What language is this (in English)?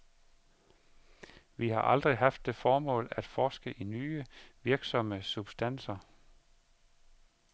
Danish